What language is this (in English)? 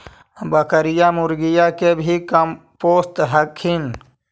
Magahi